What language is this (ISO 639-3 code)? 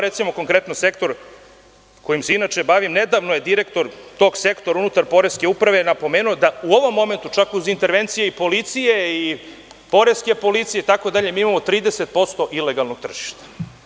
srp